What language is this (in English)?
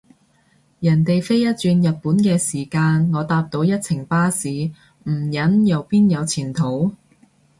Cantonese